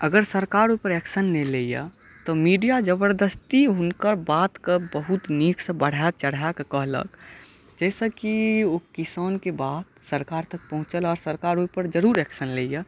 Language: Maithili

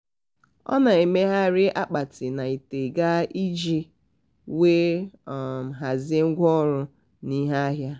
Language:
Igbo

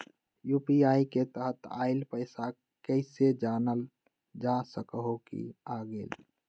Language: Magahi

